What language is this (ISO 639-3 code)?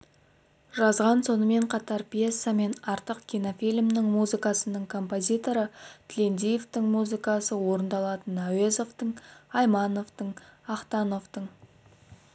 kaz